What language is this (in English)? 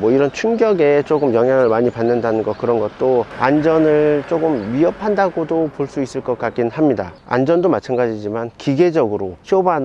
Korean